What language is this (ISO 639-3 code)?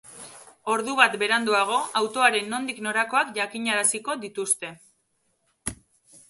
eus